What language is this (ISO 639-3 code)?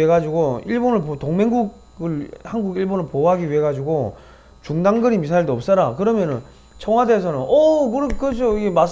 kor